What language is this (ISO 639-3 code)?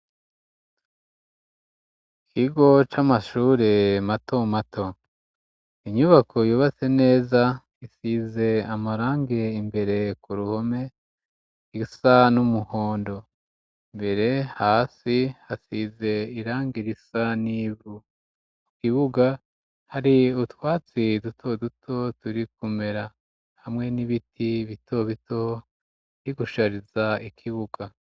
run